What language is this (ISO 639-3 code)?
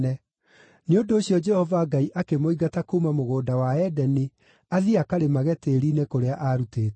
kik